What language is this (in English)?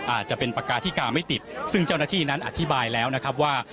Thai